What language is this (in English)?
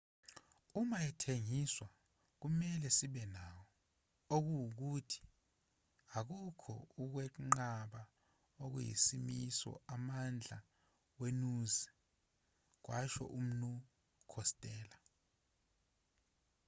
Zulu